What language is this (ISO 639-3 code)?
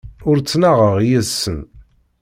kab